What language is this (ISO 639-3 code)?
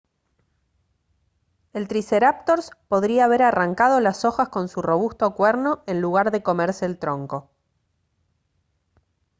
spa